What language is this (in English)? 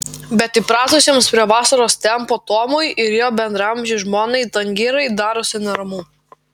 Lithuanian